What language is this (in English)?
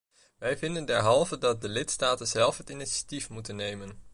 Dutch